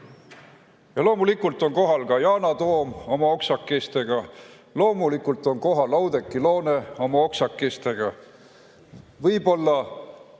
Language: Estonian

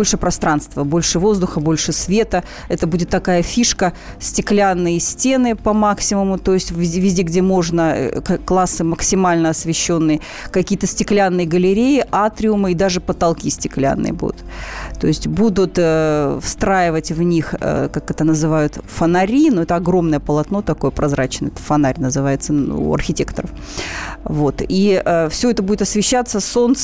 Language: Russian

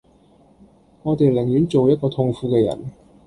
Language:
Cantonese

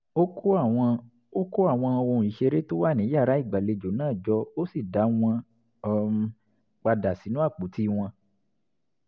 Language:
Yoruba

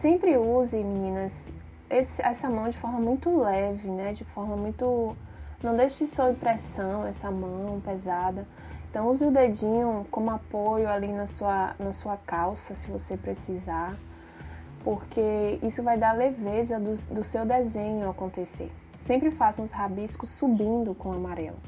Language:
Portuguese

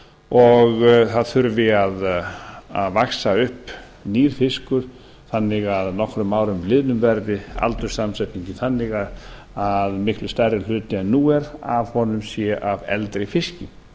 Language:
Icelandic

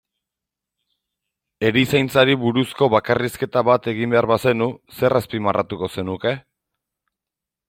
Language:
Basque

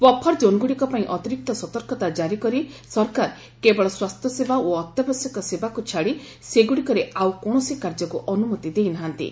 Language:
Odia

